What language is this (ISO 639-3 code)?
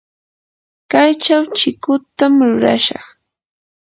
qur